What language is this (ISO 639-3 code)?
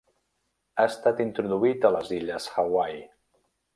cat